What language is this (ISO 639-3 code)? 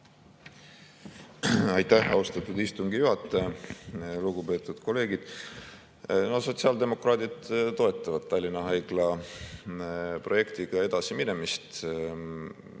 est